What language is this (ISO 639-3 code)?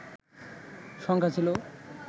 ben